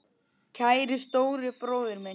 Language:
Icelandic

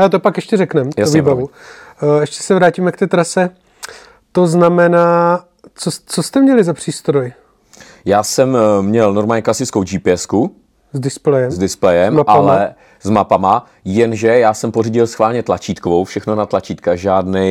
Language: Czech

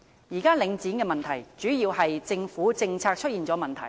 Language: Cantonese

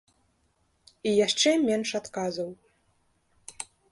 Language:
Belarusian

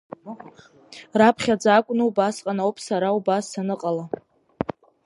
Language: Abkhazian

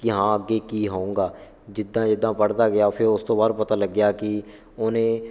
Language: Punjabi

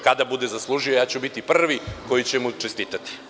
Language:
Serbian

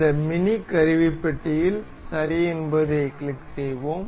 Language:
Tamil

